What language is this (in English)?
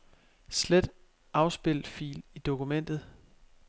Danish